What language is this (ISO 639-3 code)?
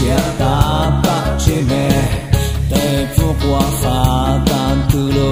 pol